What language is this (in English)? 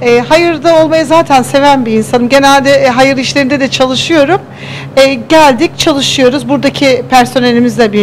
Turkish